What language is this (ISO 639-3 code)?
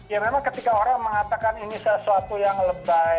ind